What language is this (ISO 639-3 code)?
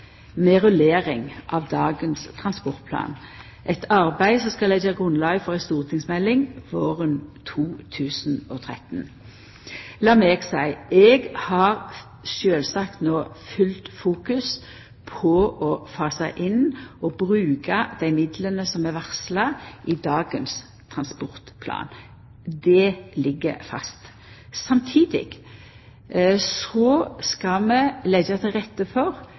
nno